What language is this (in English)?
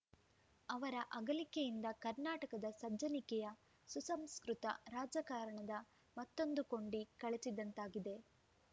Kannada